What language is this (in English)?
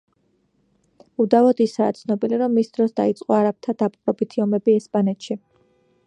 Georgian